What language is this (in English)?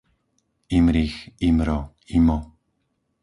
Slovak